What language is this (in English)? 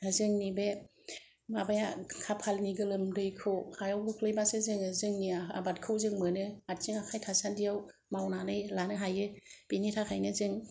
Bodo